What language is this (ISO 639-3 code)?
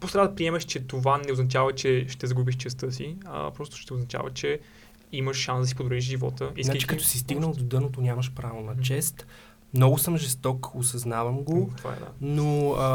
bul